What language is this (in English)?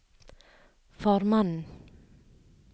Norwegian